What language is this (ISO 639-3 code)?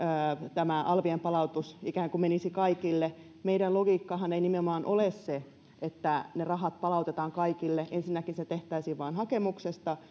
fin